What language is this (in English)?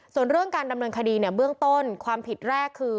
Thai